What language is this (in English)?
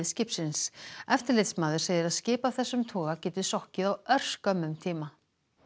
Icelandic